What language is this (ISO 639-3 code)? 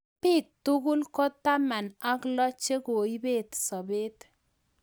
kln